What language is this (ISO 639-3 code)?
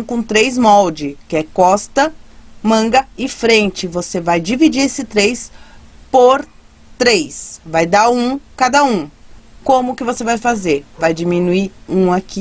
por